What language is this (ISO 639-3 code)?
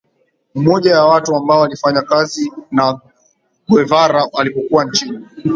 swa